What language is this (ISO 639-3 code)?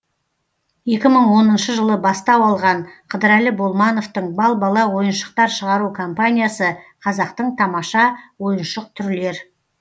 kaz